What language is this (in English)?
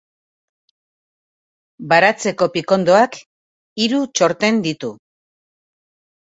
Basque